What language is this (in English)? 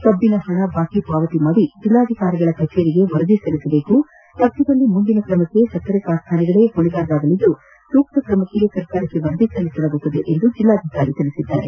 Kannada